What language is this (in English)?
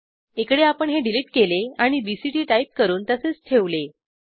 Marathi